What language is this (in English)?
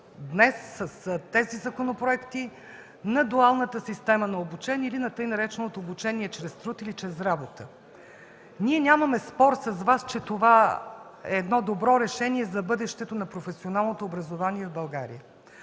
Bulgarian